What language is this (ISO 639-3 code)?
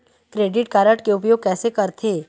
hne